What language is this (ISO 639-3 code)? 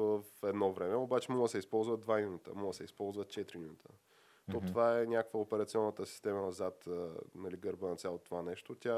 bul